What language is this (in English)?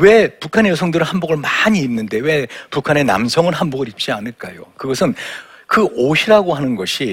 Korean